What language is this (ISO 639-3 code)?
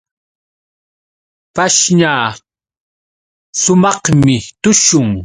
qux